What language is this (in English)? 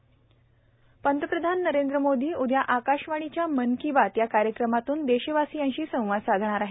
Marathi